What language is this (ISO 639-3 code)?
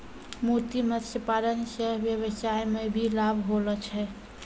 mai